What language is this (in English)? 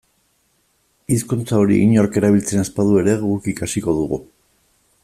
Basque